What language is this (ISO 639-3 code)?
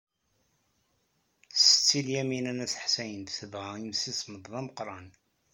kab